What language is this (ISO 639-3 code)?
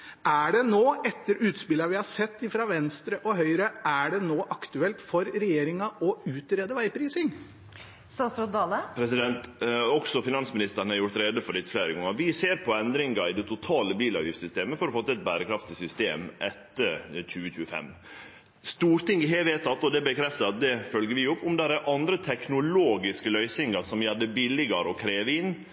nor